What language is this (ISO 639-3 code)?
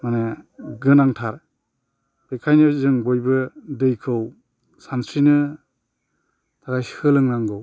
brx